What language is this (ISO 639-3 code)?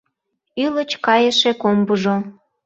chm